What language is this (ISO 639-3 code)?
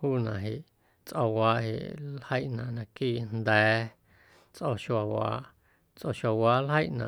amu